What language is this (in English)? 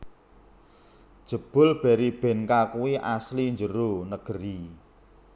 Javanese